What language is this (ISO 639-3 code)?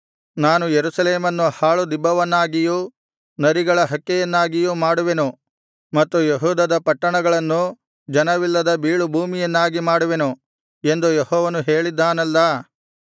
kan